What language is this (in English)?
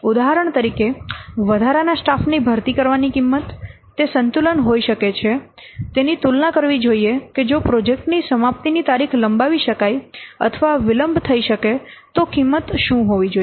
Gujarati